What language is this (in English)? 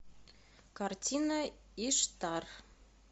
Russian